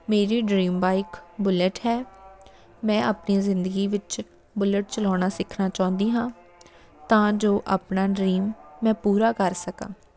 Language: Punjabi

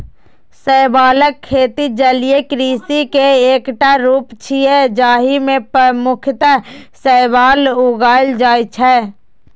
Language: Maithili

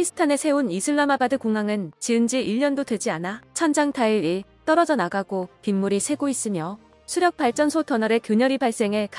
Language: Korean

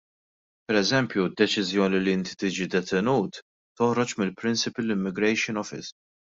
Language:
Maltese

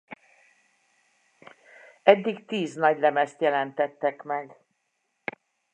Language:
Hungarian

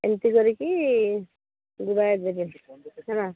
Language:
Odia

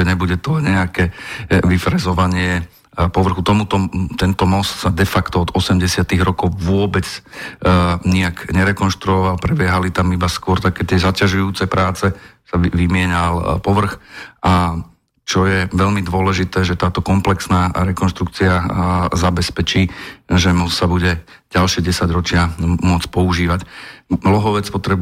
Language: Slovak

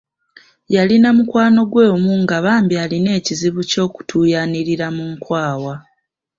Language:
Ganda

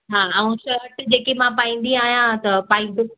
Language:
Sindhi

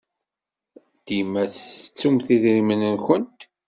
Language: Kabyle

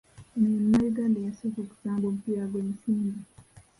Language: Ganda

